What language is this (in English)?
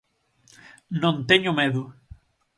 Galician